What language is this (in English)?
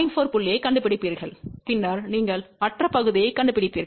Tamil